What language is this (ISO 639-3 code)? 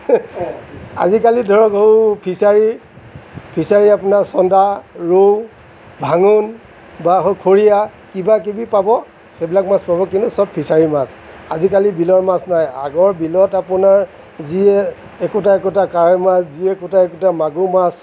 asm